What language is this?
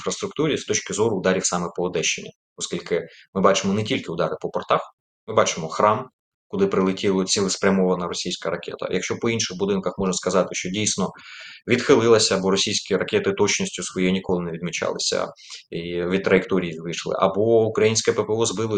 Ukrainian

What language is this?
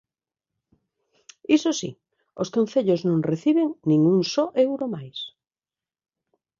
Galician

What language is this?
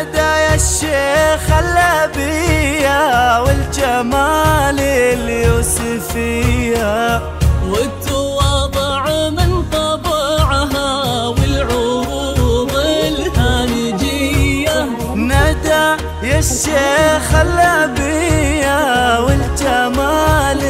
Arabic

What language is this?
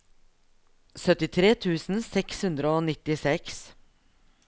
Norwegian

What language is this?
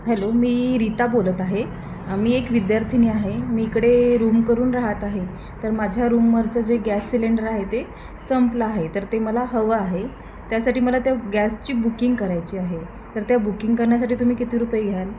Marathi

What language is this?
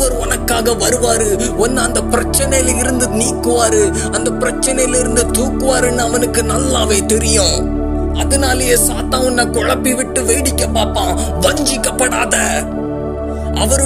Urdu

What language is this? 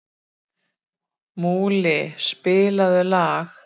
Icelandic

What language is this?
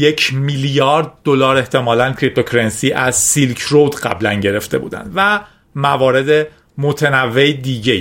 Persian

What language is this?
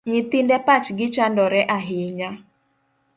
Luo (Kenya and Tanzania)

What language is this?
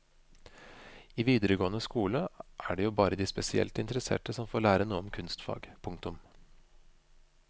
Norwegian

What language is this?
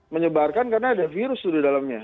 Indonesian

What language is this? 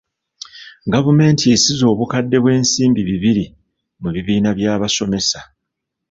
Ganda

